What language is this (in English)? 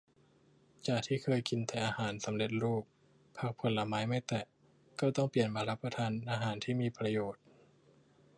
Thai